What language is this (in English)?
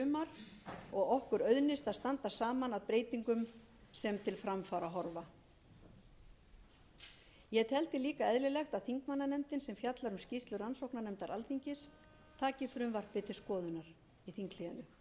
Icelandic